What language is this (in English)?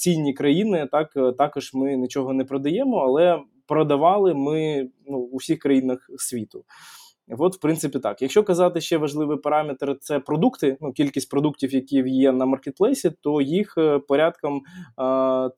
Ukrainian